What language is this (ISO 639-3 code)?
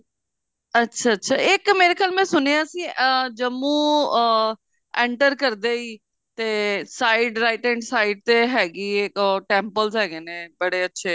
pan